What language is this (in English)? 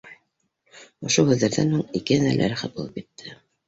Bashkir